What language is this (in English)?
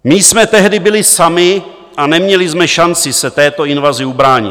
Czech